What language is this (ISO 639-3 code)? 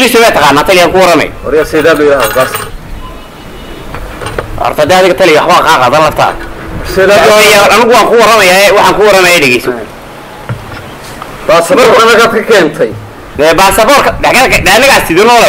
ara